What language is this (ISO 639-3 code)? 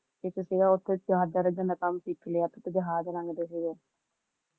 pan